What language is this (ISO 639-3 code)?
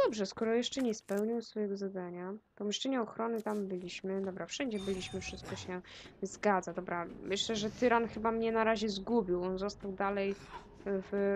pol